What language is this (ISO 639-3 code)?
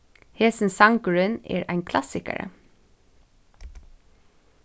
fao